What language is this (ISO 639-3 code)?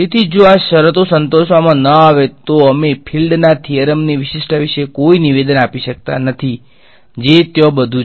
guj